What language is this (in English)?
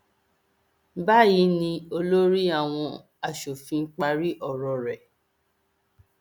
Yoruba